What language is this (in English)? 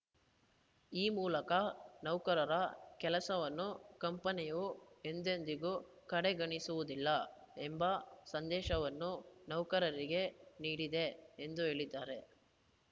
Kannada